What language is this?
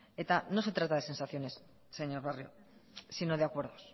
Spanish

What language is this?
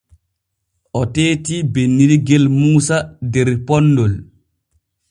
Borgu Fulfulde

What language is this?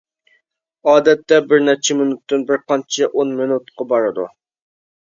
Uyghur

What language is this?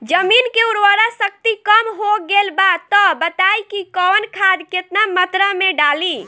Bhojpuri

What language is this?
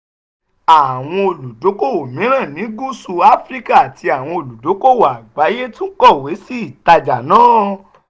Yoruba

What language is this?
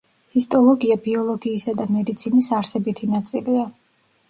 Georgian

